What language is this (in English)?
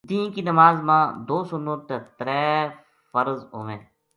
Gujari